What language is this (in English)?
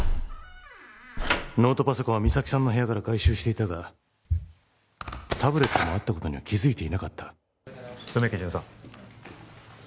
Japanese